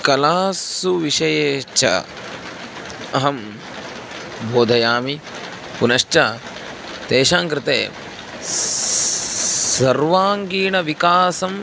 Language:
Sanskrit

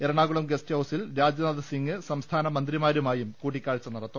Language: Malayalam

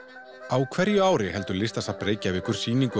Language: Icelandic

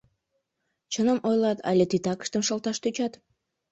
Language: Mari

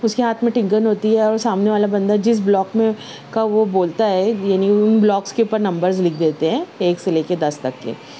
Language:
Urdu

